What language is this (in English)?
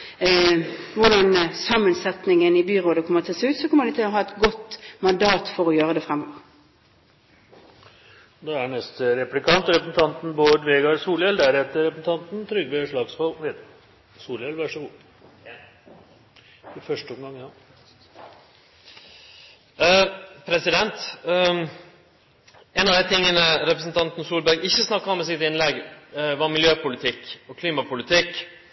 Norwegian